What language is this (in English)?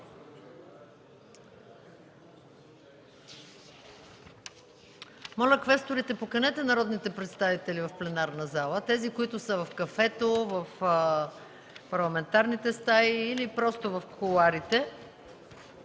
Bulgarian